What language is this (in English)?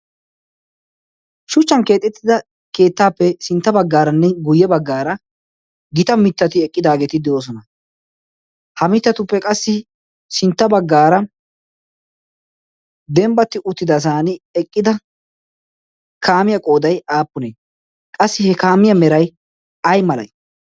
Wolaytta